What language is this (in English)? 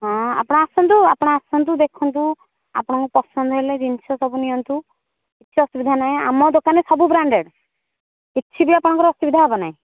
Odia